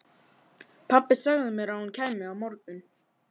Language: Icelandic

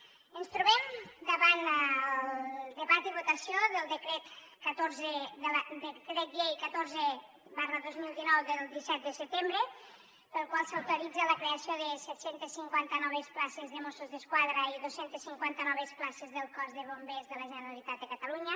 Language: Catalan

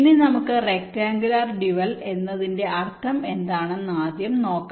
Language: Malayalam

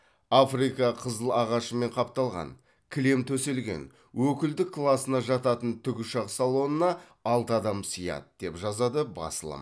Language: Kazakh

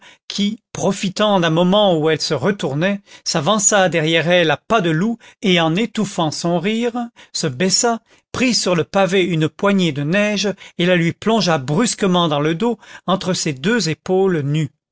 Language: French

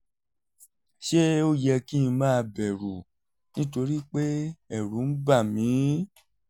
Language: Yoruba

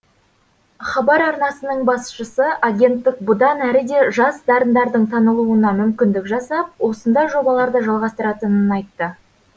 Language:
Kazakh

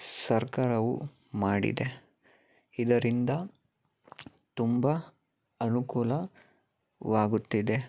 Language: Kannada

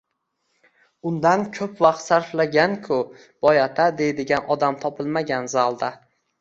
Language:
Uzbek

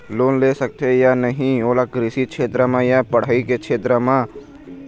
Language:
Chhattisgarhi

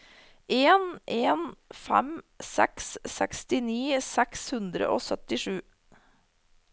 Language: Norwegian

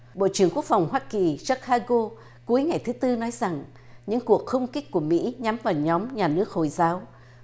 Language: Vietnamese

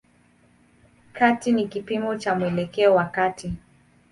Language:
Swahili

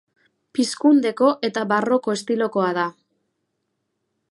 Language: Basque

